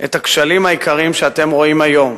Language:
Hebrew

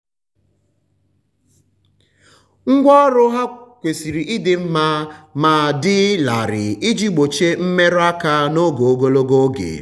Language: Igbo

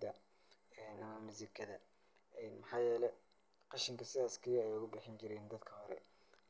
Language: Somali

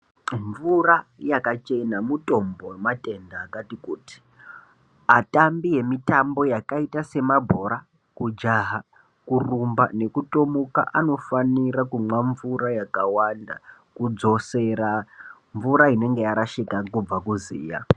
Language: Ndau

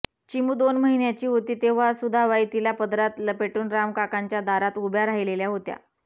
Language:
Marathi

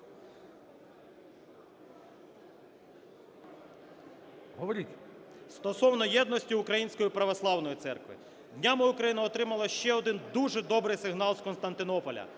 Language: Ukrainian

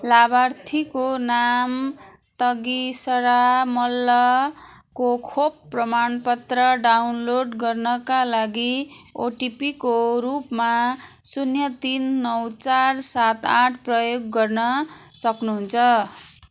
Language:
Nepali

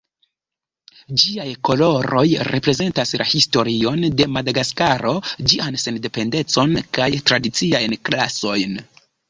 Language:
Esperanto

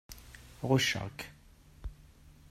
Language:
Kabyle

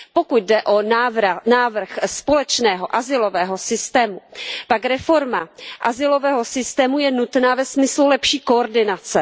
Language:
Czech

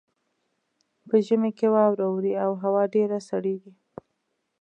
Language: Pashto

